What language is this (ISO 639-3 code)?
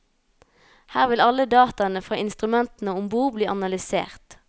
nor